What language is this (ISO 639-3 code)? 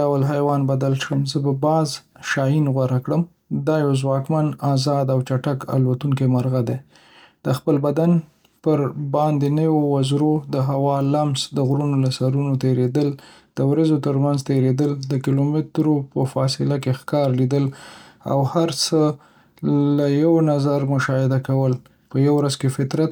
pus